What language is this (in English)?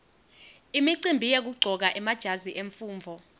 Swati